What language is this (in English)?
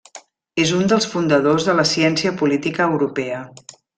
Catalan